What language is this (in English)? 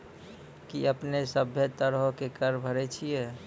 Maithili